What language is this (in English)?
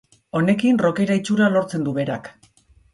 Basque